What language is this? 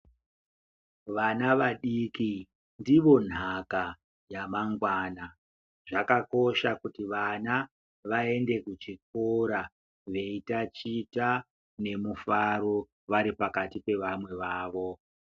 Ndau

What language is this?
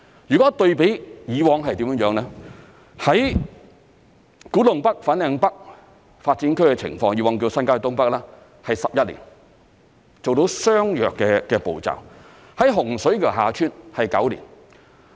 Cantonese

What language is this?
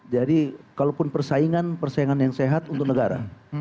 Indonesian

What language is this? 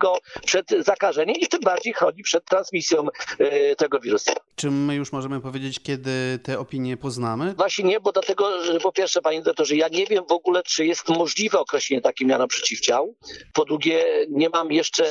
Polish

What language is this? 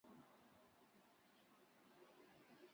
Chinese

